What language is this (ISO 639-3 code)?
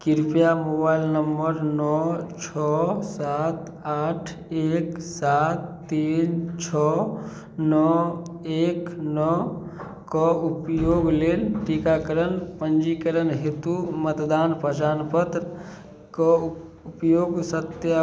mai